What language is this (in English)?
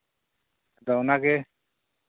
Santali